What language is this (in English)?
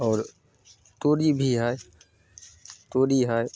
Maithili